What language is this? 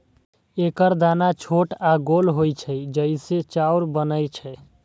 Maithili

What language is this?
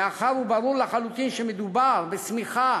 Hebrew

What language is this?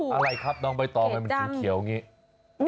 Thai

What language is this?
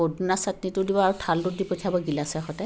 Assamese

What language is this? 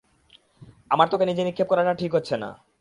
Bangla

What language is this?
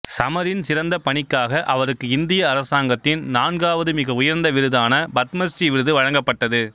Tamil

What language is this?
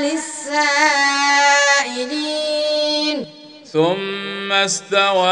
Arabic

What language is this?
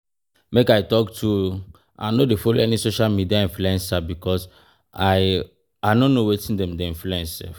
Nigerian Pidgin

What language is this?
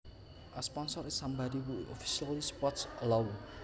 Javanese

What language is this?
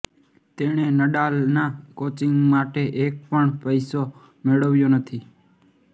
Gujarati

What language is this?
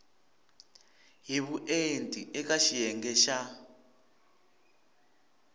Tsonga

